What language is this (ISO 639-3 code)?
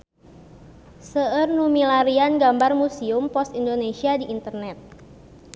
sun